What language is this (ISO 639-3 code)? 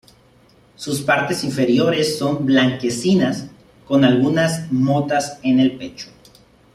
spa